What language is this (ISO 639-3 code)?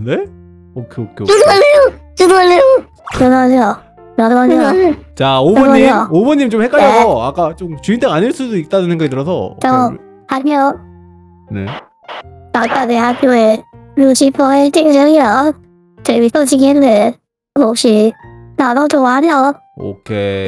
kor